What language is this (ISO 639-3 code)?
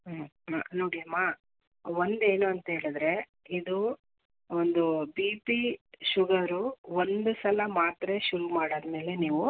kan